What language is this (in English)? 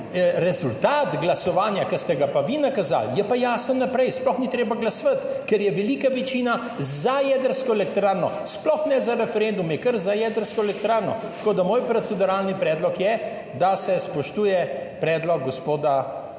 Slovenian